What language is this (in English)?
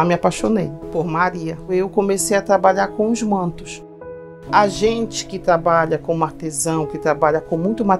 Portuguese